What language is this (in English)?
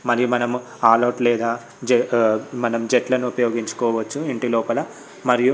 Telugu